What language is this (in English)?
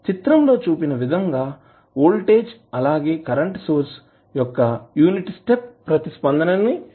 Telugu